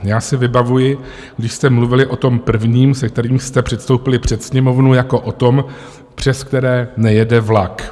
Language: Czech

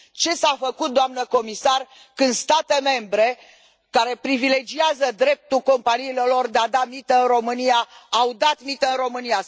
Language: Romanian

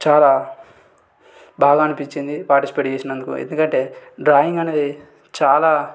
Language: Telugu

